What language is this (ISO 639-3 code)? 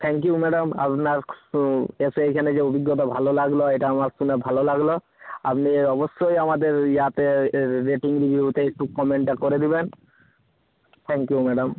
ben